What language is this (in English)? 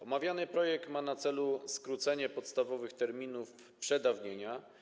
Polish